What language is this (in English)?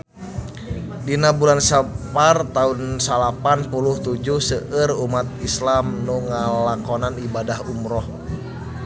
Sundanese